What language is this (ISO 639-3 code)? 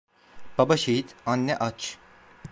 tur